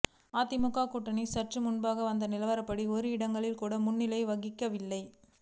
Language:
Tamil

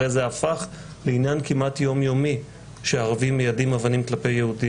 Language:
Hebrew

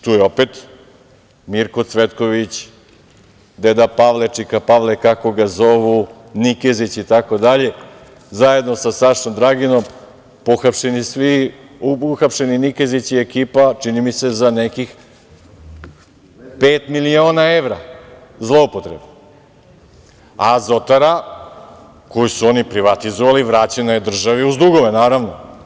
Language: Serbian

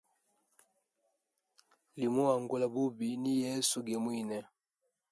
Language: Hemba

